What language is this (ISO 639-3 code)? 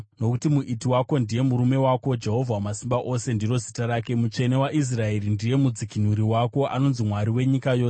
sna